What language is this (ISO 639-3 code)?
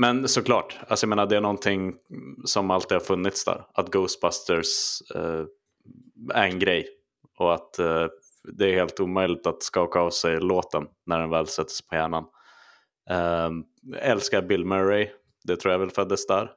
swe